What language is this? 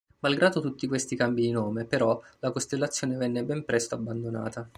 Italian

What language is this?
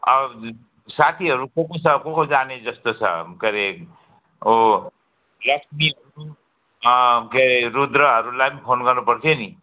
Nepali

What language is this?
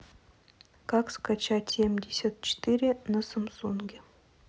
Russian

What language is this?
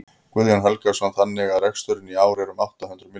Icelandic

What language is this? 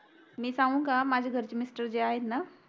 Marathi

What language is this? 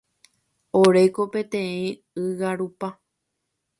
Guarani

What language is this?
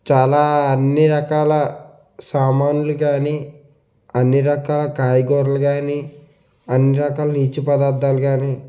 Telugu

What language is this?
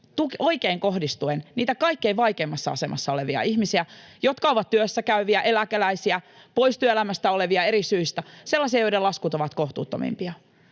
Finnish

